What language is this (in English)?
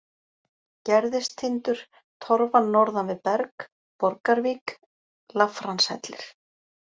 Icelandic